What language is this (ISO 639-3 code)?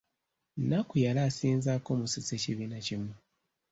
lug